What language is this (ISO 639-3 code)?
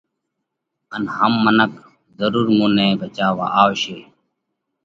kvx